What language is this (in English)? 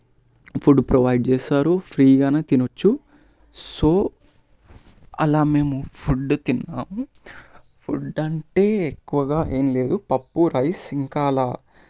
Telugu